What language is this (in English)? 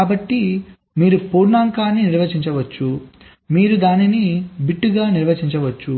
Telugu